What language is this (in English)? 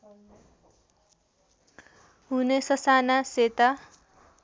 Nepali